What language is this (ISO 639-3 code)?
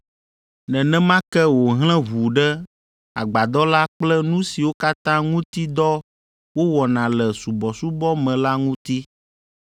ewe